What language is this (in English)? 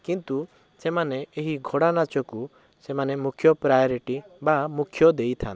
Odia